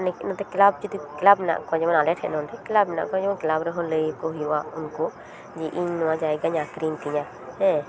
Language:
Santali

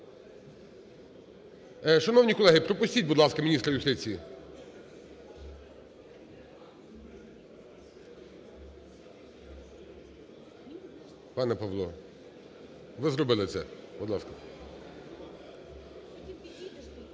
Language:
Ukrainian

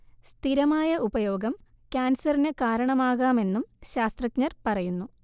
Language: Malayalam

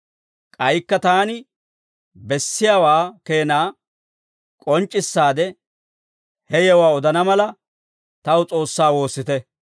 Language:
Dawro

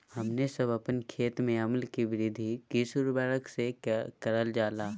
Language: Magahi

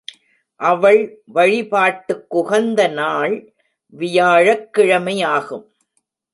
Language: Tamil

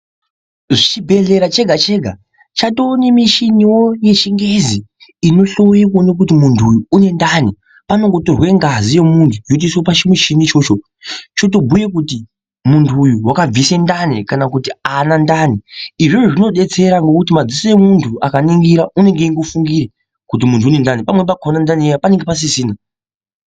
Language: Ndau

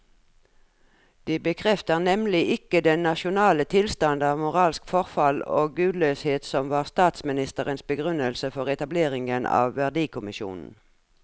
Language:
Norwegian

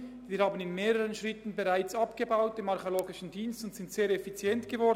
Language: Swiss German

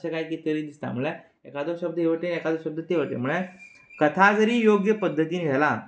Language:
Konkani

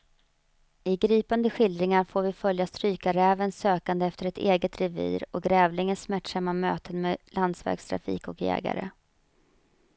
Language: Swedish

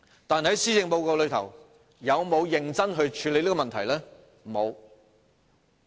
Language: Cantonese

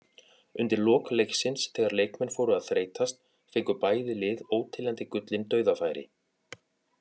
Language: Icelandic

